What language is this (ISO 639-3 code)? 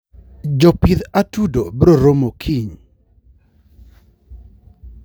luo